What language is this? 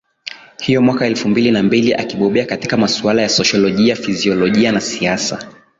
Swahili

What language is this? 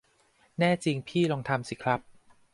Thai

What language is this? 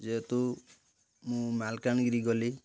Odia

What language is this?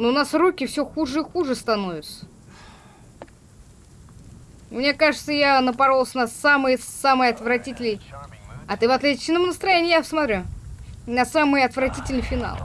Russian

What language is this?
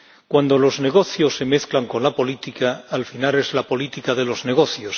Spanish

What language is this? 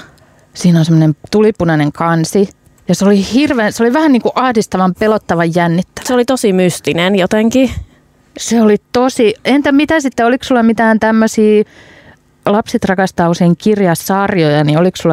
Finnish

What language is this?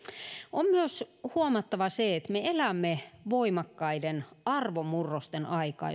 Finnish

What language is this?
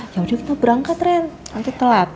Indonesian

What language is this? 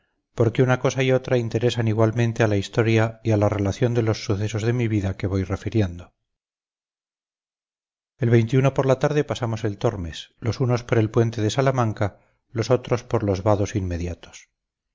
Spanish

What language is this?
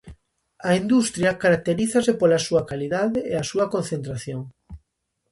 Galician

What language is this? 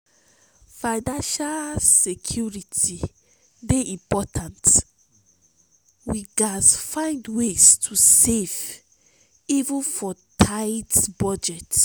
Nigerian Pidgin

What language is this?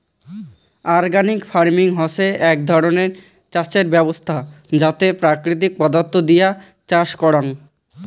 Bangla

